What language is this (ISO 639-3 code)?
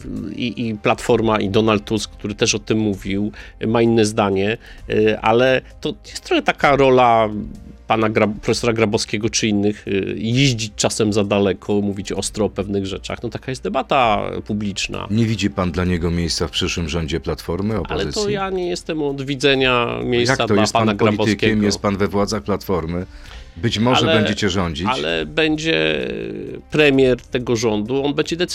pol